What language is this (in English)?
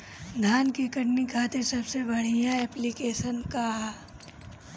Bhojpuri